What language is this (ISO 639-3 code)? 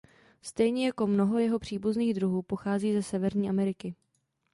ces